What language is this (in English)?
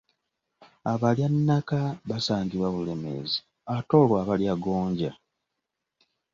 Ganda